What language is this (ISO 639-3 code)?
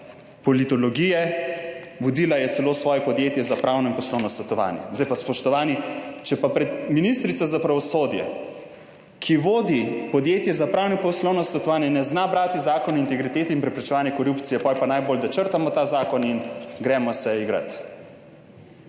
slv